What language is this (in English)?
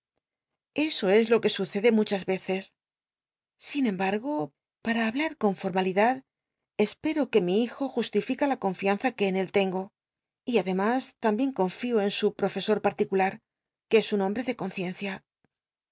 Spanish